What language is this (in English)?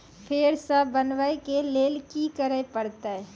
Maithili